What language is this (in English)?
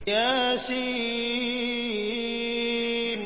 Arabic